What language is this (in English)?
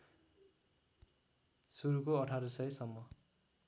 Nepali